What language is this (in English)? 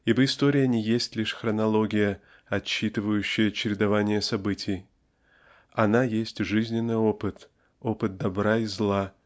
Russian